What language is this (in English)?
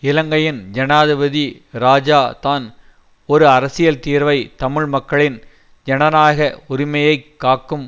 Tamil